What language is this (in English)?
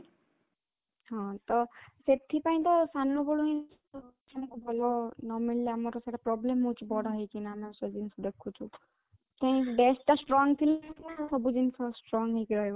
Odia